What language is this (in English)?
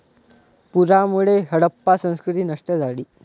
Marathi